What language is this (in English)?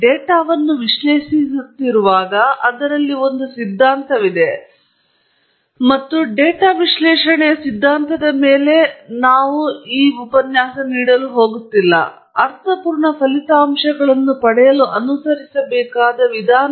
Kannada